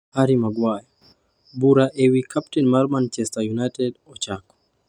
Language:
Luo (Kenya and Tanzania)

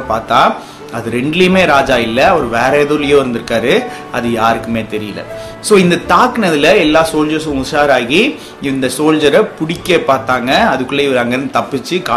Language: Tamil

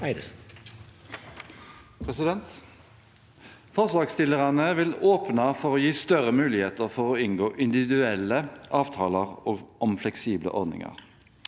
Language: Norwegian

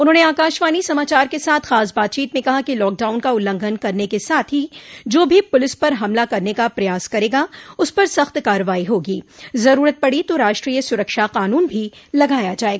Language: Hindi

